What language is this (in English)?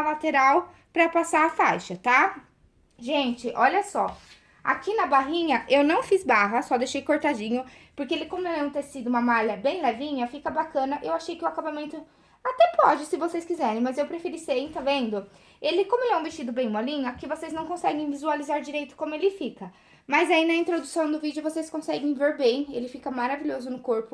Portuguese